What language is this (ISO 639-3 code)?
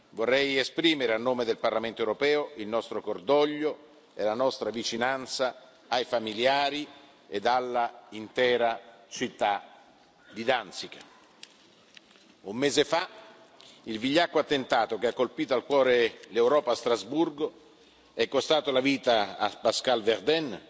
ita